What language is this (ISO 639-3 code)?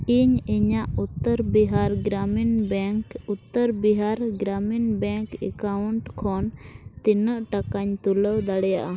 sat